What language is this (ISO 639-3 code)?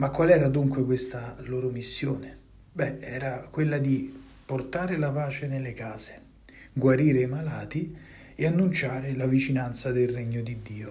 ita